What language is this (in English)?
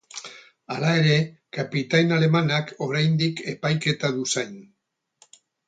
Basque